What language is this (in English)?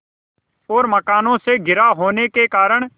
Hindi